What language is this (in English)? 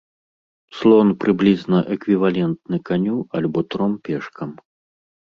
Belarusian